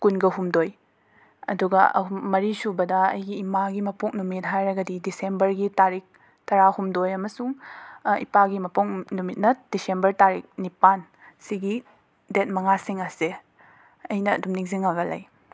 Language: Manipuri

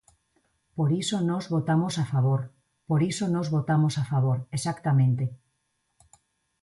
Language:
Galician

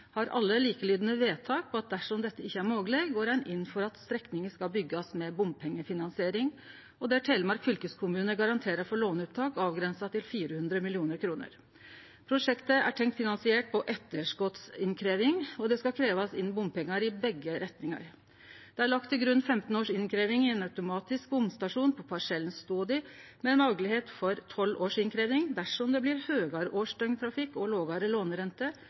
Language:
Norwegian Nynorsk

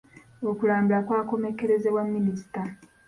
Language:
Ganda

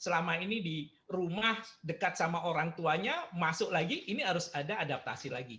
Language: Indonesian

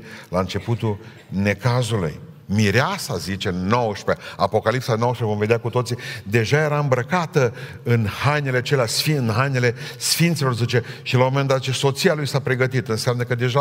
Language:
Romanian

